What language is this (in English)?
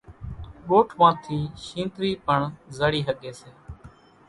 Kachi Koli